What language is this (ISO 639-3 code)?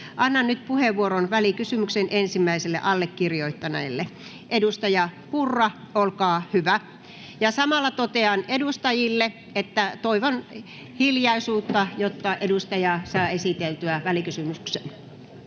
fin